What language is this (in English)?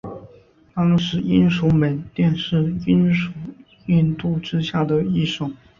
Chinese